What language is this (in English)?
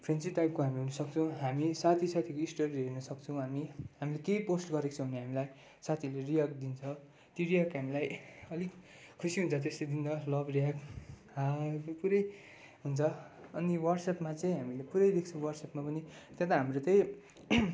Nepali